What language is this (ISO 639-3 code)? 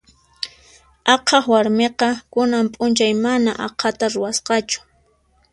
qxp